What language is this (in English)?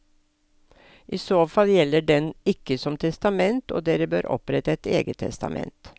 Norwegian